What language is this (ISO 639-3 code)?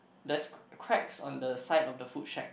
eng